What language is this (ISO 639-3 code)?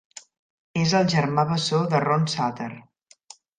cat